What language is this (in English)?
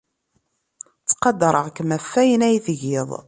Kabyle